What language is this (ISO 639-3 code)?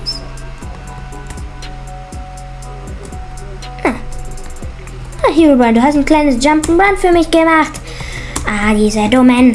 deu